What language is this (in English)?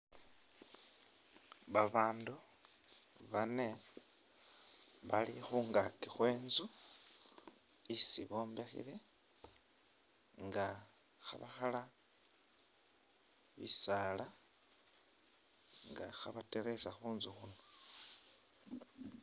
Masaaba